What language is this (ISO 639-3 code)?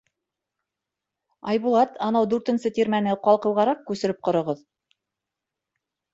bak